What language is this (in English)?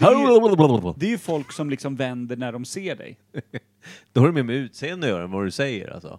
Swedish